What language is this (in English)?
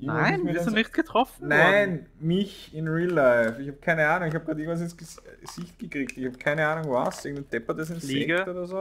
German